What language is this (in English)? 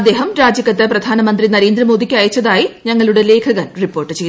Malayalam